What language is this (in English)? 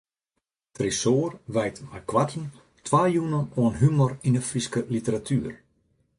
Western Frisian